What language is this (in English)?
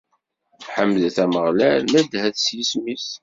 Kabyle